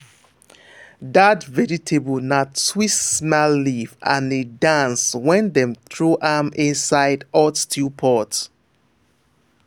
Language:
Nigerian Pidgin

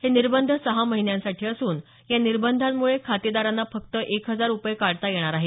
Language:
Marathi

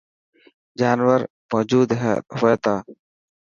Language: Dhatki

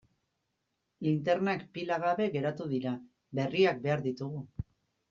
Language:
Basque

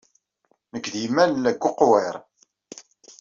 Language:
Kabyle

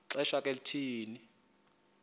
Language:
Xhosa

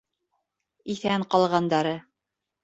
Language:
Bashkir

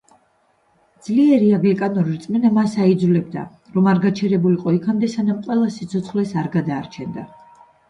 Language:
Georgian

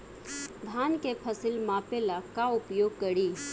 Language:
Bhojpuri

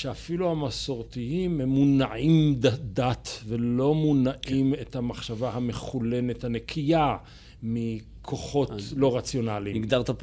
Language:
Hebrew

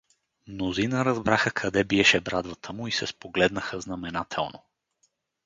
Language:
Bulgarian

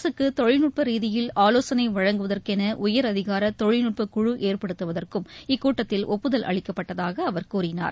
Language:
Tamil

